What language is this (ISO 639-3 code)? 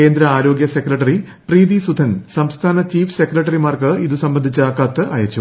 mal